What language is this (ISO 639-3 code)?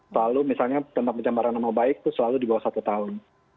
ind